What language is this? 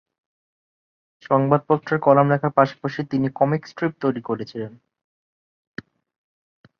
Bangla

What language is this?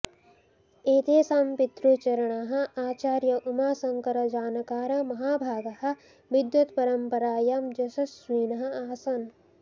Sanskrit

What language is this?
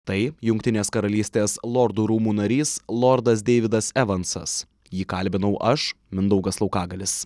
Lithuanian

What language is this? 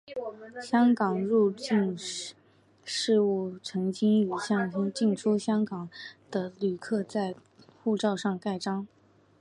Chinese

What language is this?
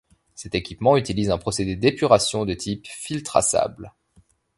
French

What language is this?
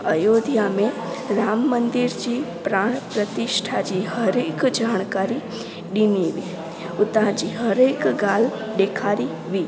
Sindhi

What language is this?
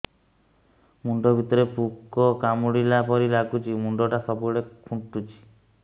Odia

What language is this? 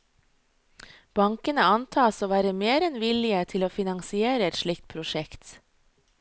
Norwegian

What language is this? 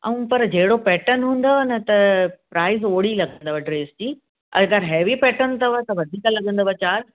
Sindhi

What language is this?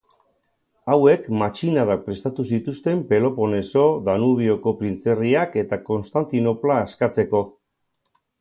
Basque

